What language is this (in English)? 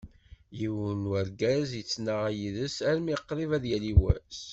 Kabyle